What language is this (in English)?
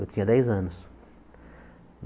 Portuguese